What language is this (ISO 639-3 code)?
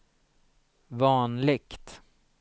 swe